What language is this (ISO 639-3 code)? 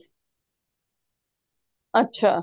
pan